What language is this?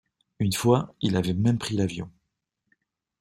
French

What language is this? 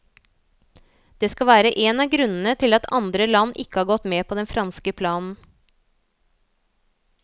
Norwegian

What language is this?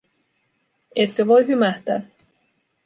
Finnish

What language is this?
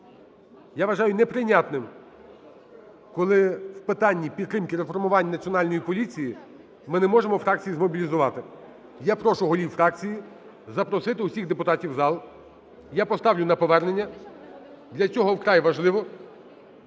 Ukrainian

